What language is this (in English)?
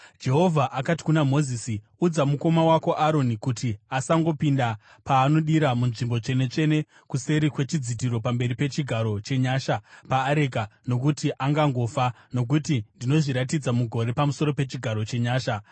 Shona